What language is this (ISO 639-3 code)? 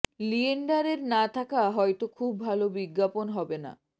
ben